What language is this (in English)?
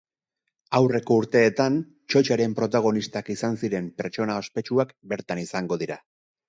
Basque